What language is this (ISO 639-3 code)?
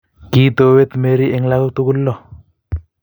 kln